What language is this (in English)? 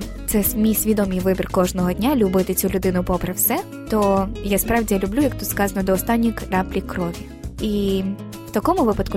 Ukrainian